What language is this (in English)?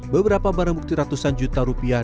Indonesian